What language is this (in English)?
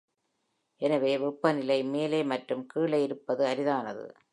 Tamil